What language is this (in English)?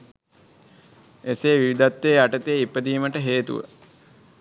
Sinhala